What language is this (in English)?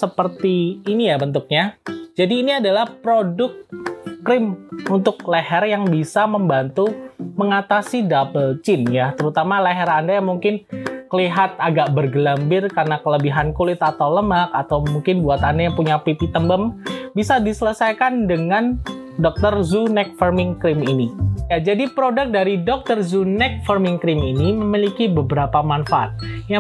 Indonesian